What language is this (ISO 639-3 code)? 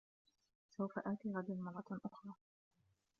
ara